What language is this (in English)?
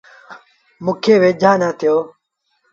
Sindhi Bhil